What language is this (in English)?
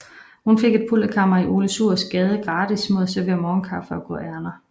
Danish